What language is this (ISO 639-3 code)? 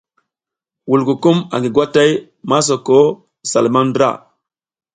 giz